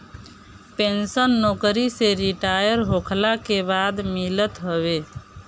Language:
Bhojpuri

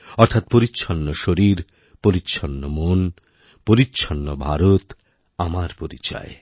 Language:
Bangla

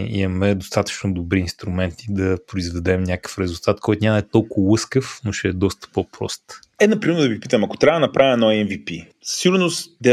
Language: Bulgarian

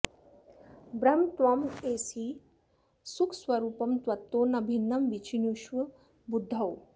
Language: Sanskrit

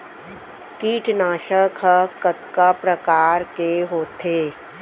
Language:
Chhattisgarhi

